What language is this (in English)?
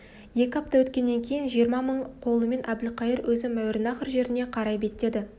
Kazakh